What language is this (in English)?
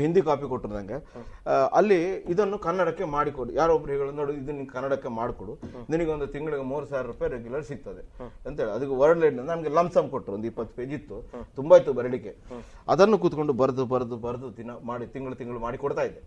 Kannada